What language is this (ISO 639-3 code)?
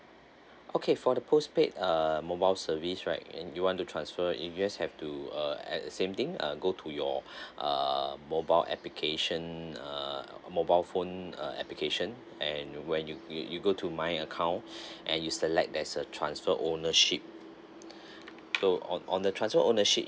eng